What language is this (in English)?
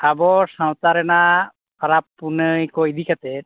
Santali